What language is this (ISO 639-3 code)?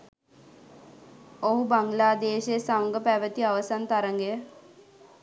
sin